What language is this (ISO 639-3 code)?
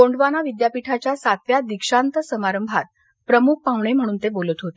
mar